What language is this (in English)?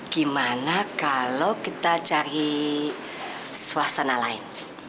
Indonesian